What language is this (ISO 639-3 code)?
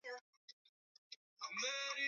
swa